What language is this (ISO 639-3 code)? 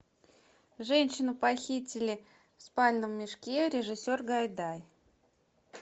rus